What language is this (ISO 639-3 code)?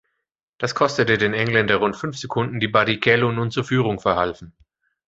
deu